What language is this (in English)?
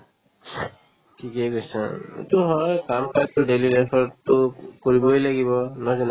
Assamese